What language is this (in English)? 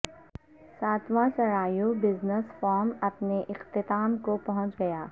Urdu